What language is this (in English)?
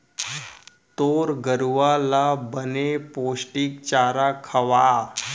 Chhattisgarhi